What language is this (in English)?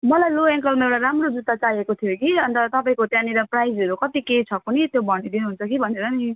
Nepali